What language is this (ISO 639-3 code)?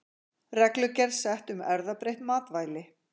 isl